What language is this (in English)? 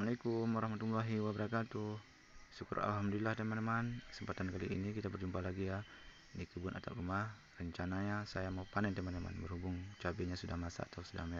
Indonesian